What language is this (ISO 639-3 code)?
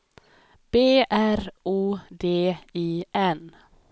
swe